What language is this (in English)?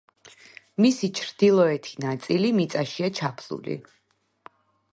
Georgian